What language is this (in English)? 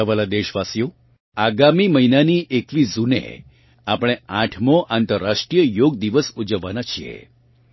Gujarati